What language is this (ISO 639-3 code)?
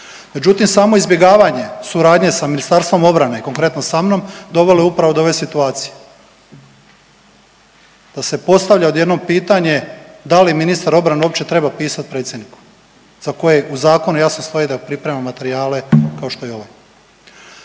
hrv